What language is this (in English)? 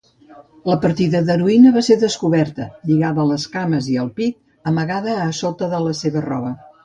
Catalan